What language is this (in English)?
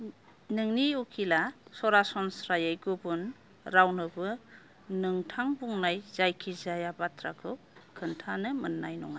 Bodo